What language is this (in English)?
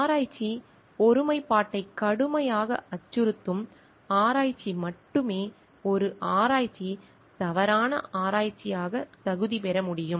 Tamil